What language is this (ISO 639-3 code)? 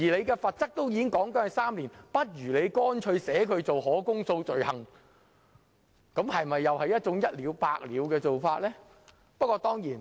yue